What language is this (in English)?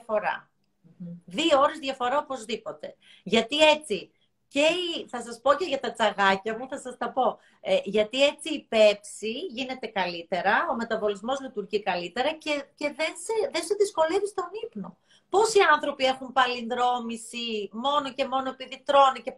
Greek